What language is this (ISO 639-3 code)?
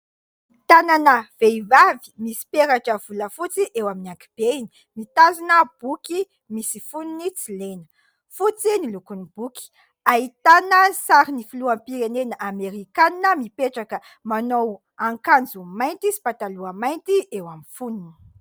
mlg